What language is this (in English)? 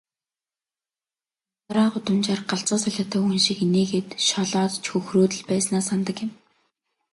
Mongolian